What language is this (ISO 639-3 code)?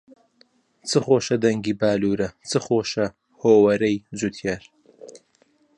ckb